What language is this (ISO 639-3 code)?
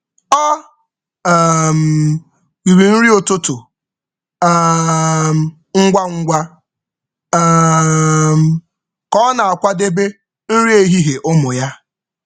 ibo